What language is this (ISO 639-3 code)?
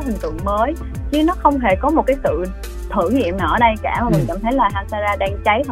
vie